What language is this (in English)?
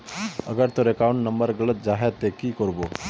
Magahi